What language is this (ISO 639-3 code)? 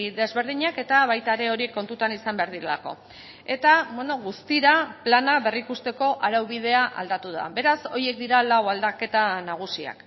eus